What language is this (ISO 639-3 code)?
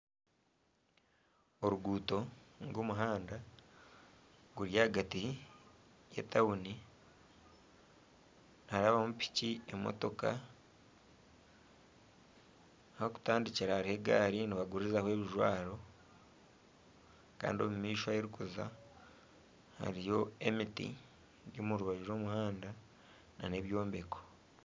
nyn